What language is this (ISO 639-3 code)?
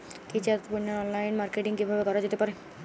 ben